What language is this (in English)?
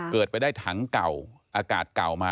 Thai